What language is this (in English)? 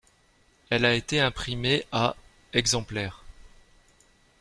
French